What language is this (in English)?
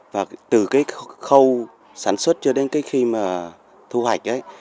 Vietnamese